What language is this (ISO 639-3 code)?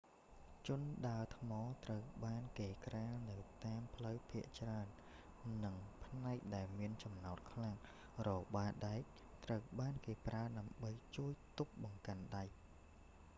khm